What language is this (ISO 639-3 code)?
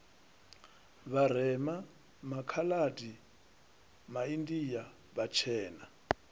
ven